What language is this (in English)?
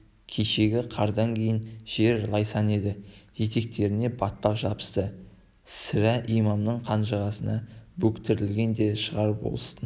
Kazakh